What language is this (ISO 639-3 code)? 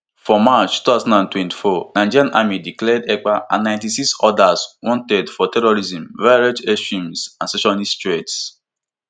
pcm